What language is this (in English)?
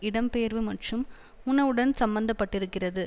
Tamil